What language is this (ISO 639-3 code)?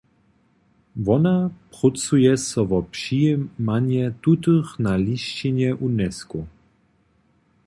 hsb